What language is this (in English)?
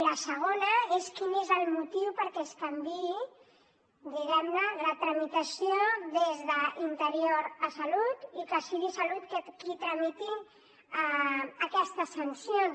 Catalan